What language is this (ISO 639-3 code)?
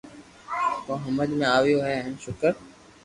lrk